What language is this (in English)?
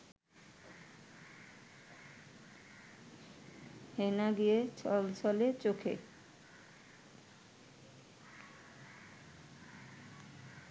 Bangla